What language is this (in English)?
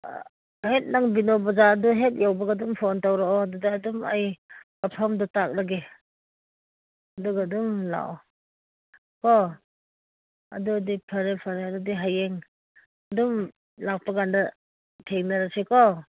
Manipuri